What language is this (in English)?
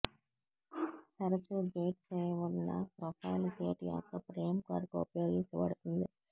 Telugu